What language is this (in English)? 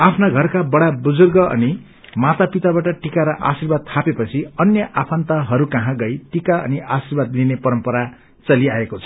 Nepali